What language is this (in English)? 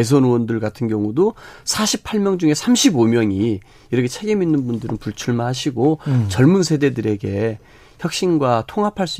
Korean